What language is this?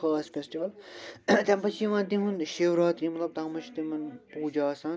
Kashmiri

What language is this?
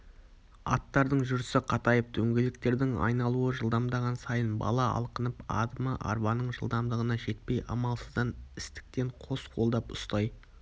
Kazakh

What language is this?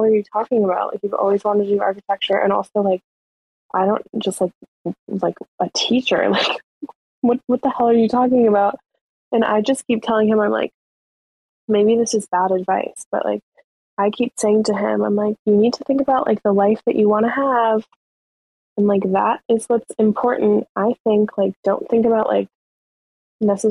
English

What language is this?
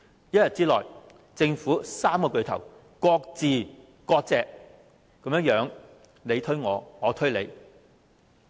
Cantonese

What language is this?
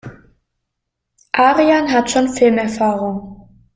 German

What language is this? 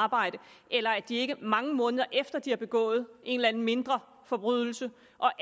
Danish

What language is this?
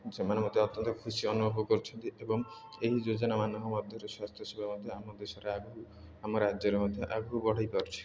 Odia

